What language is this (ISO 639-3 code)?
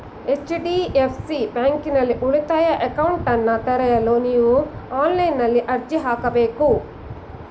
kan